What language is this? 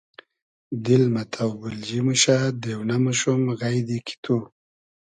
Hazaragi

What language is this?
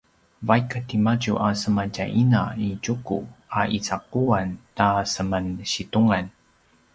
Paiwan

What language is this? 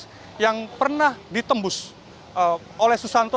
Indonesian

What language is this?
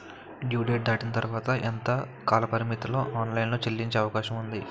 Telugu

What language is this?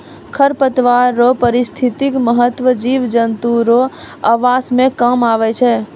Maithili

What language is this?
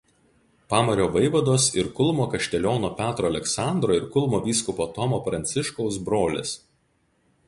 Lithuanian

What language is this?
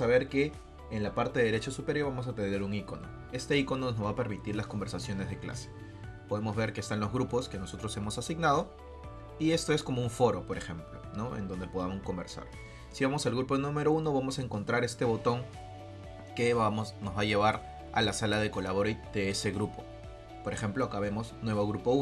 Spanish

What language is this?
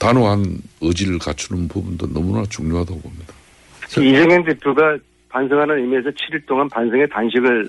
Korean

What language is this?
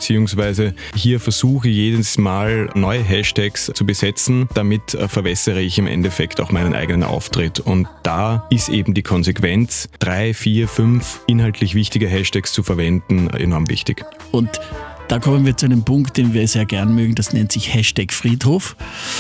German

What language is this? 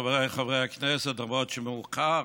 Hebrew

